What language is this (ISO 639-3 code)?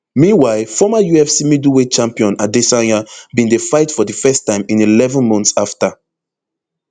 pcm